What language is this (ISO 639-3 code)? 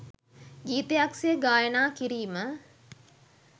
sin